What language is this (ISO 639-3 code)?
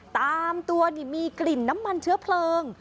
tha